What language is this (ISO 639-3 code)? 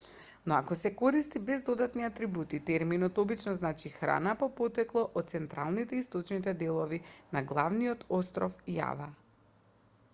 mkd